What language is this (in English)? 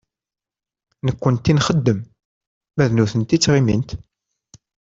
Kabyle